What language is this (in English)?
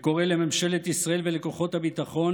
Hebrew